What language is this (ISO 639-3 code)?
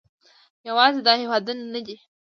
pus